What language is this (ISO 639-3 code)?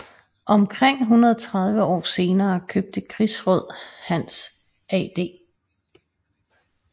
dan